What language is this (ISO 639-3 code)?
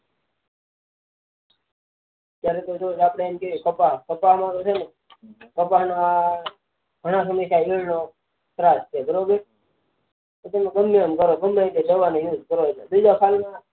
guj